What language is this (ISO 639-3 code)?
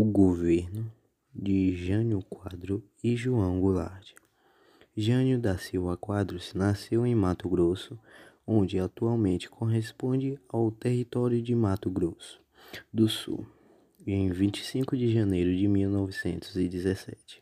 por